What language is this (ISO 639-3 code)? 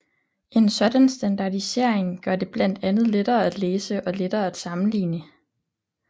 dan